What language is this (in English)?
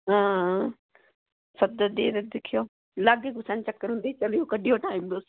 Dogri